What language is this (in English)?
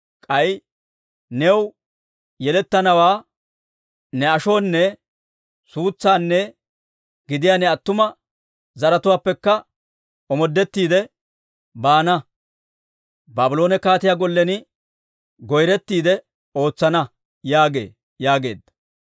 Dawro